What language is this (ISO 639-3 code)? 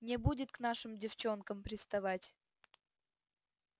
rus